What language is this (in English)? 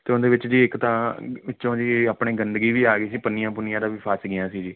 Punjabi